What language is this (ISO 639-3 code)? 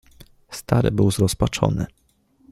pol